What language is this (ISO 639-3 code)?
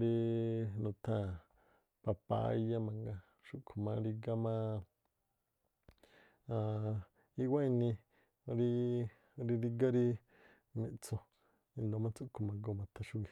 tpl